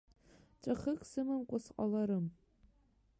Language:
Abkhazian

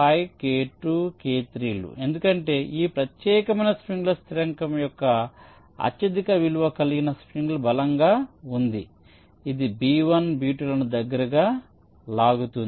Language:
Telugu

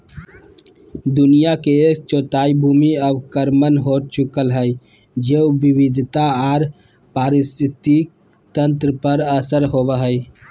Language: Magahi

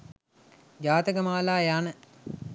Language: Sinhala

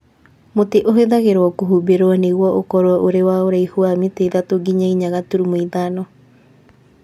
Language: Kikuyu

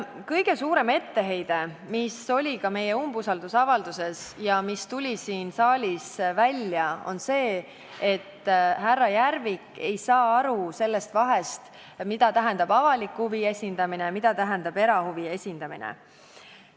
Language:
Estonian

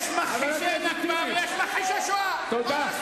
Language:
Hebrew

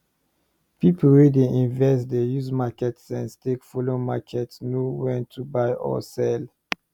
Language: Nigerian Pidgin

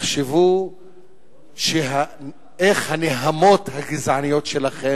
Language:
Hebrew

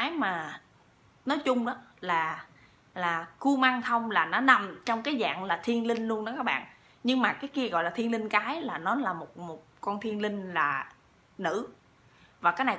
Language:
Vietnamese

